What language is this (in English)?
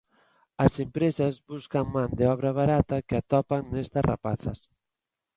Galician